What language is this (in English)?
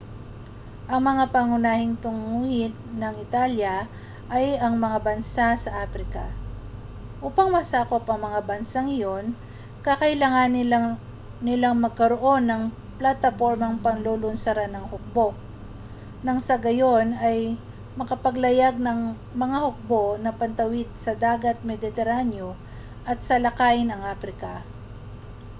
Filipino